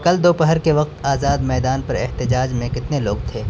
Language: Urdu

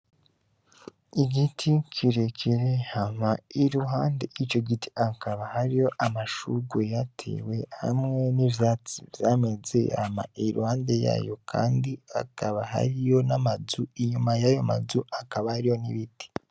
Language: Rundi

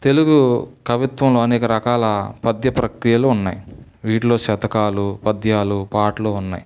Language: Telugu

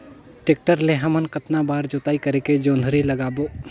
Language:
Chhattisgarhi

